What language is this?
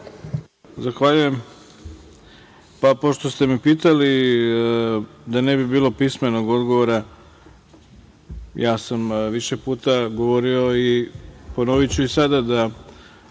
Serbian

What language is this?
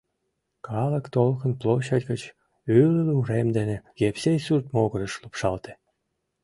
Mari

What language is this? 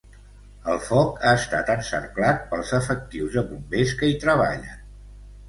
Catalan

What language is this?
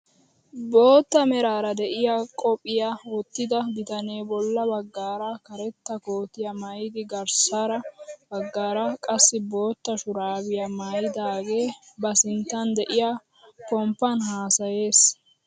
Wolaytta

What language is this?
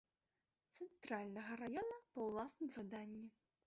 Belarusian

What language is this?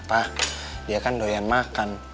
Indonesian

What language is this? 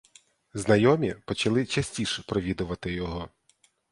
Ukrainian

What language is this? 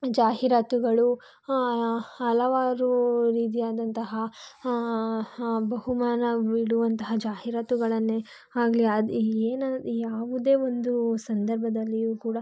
Kannada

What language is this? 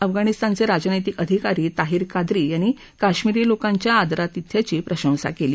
Marathi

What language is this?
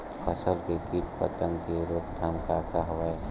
Chhattisgarhi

